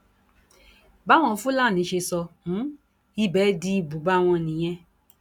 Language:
Yoruba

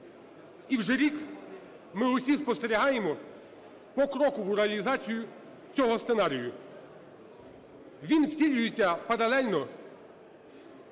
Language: Ukrainian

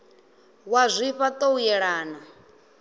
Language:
Venda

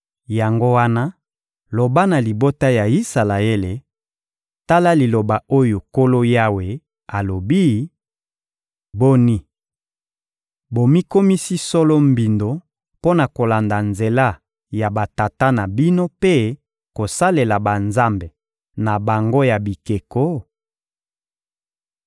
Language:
Lingala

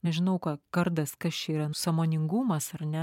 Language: Lithuanian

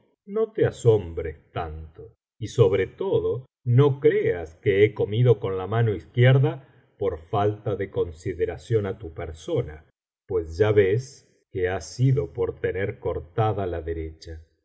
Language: Spanish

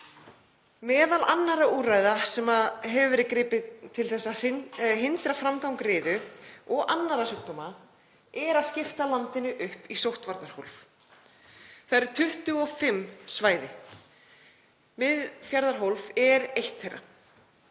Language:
Icelandic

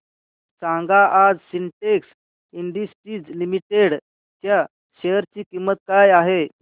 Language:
Marathi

